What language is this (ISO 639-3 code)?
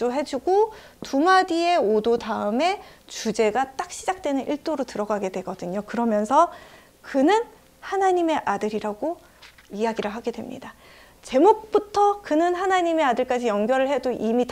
kor